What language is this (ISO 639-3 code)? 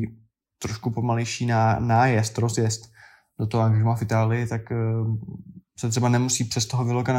ces